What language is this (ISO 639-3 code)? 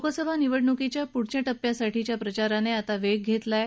mar